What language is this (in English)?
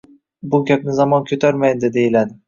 Uzbek